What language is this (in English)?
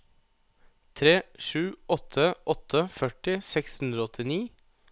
Norwegian